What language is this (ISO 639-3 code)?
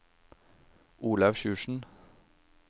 nor